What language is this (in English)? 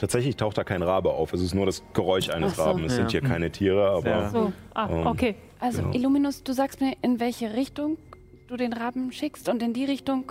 German